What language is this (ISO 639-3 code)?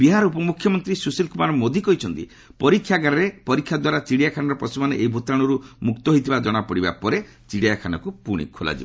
ori